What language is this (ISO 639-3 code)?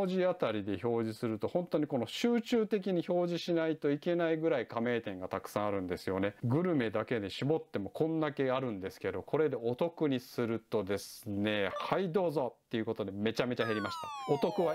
jpn